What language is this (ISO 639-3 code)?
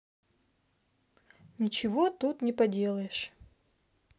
rus